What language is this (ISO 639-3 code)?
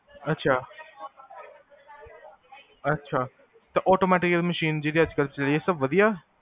pan